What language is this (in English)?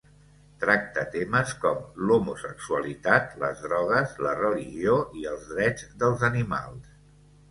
Catalan